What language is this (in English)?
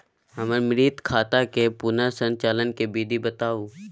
Maithili